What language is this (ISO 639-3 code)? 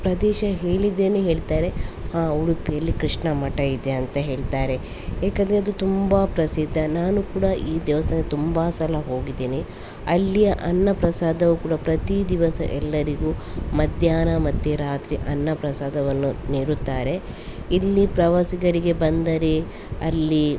kan